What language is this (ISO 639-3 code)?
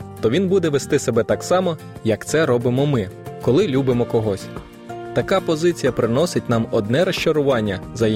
ukr